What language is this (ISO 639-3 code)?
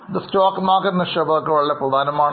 mal